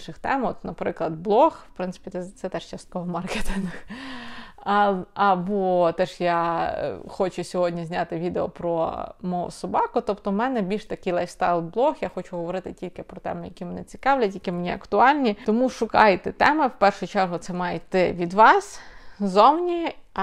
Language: Ukrainian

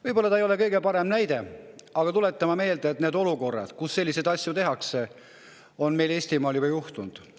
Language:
Estonian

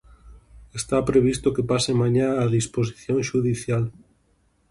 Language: Galician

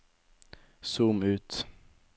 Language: Norwegian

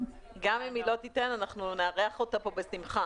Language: Hebrew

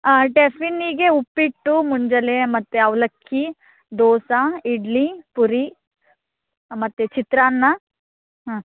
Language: Kannada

